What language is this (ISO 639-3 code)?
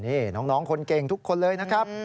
tha